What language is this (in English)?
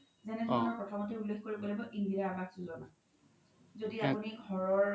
Assamese